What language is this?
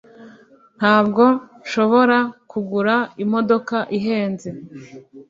Kinyarwanda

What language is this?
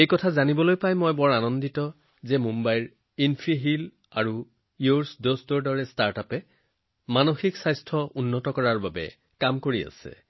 Assamese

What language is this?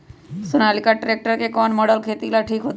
Magahi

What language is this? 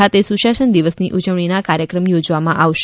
Gujarati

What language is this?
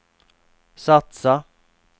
Swedish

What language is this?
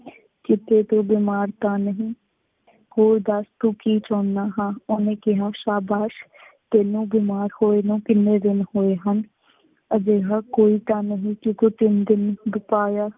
Punjabi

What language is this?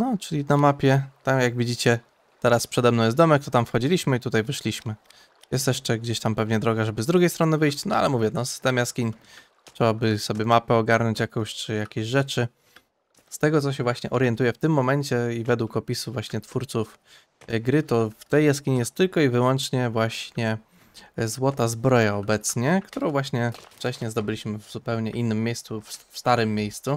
Polish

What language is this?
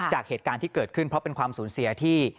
Thai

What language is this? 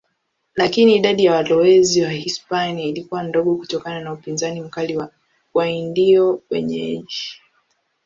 Swahili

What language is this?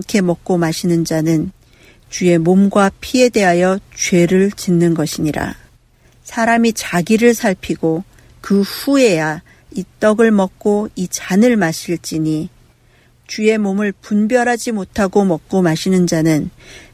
Korean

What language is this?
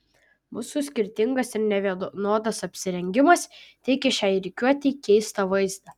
Lithuanian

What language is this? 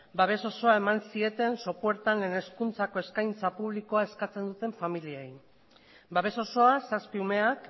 Basque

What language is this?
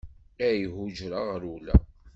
Kabyle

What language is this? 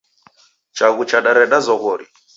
Taita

